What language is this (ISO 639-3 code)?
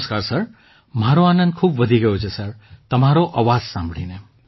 guj